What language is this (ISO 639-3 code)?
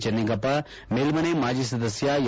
kan